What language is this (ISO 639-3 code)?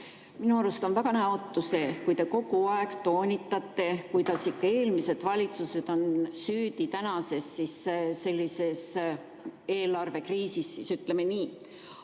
est